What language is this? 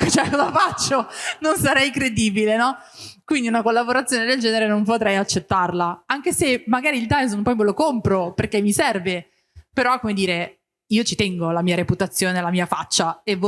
Italian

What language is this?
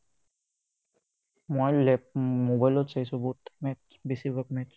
Assamese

